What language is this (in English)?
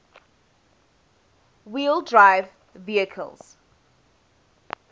English